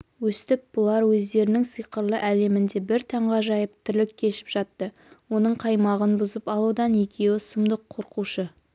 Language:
Kazakh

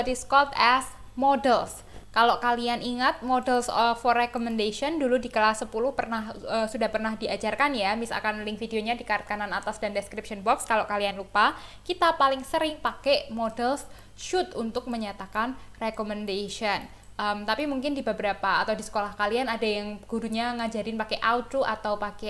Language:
Indonesian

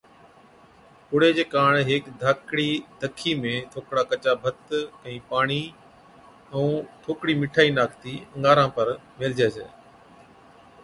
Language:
Od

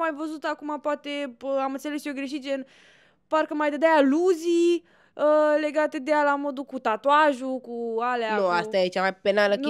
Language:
Romanian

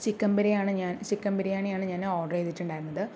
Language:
Malayalam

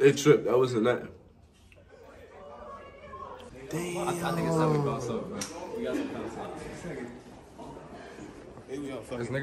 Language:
English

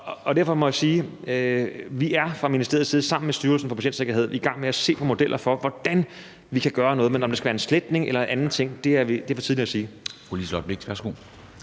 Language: Danish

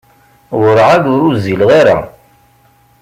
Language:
Kabyle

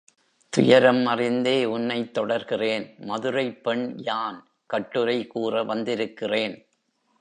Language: Tamil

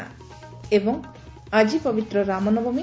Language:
Odia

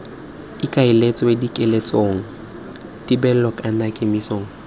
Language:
Tswana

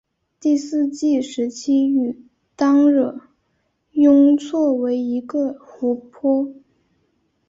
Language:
Chinese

